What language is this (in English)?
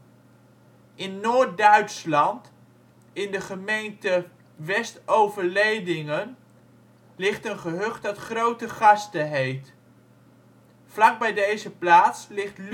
Dutch